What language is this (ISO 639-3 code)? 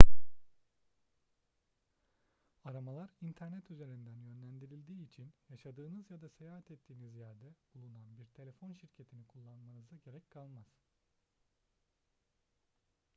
tur